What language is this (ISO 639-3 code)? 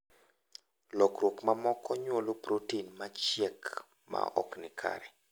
luo